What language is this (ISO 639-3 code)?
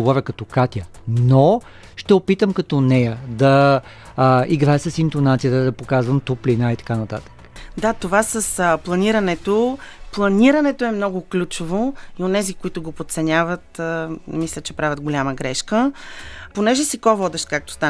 bul